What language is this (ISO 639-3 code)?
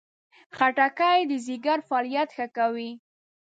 pus